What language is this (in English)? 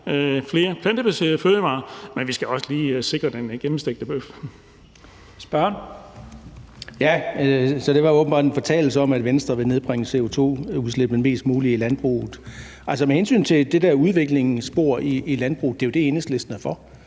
Danish